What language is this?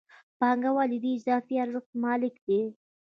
Pashto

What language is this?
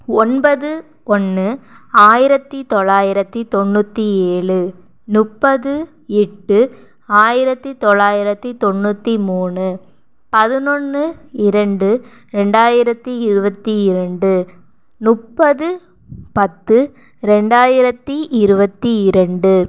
Tamil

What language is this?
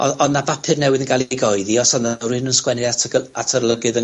Welsh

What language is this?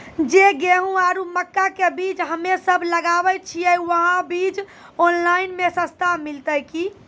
Maithili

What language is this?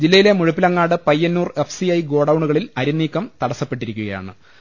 Malayalam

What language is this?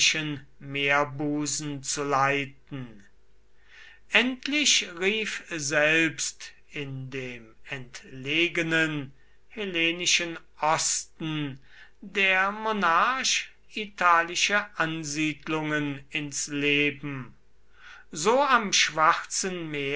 German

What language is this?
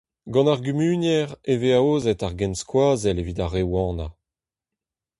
Breton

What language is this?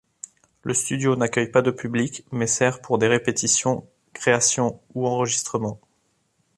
French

